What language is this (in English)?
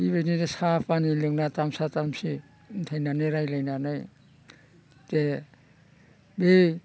Bodo